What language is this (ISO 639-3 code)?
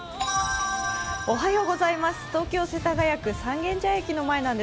jpn